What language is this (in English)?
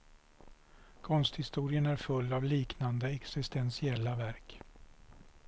Swedish